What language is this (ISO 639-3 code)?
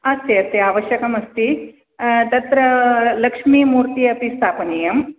san